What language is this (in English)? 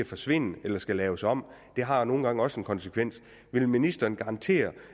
Danish